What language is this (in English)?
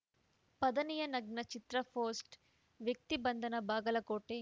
Kannada